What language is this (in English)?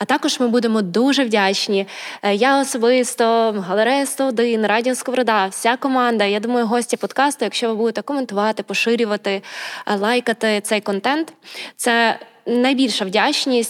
Ukrainian